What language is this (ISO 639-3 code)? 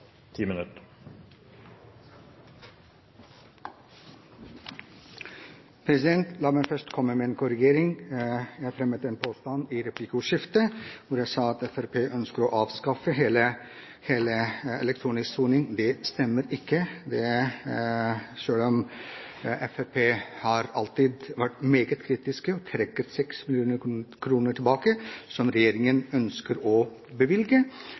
nor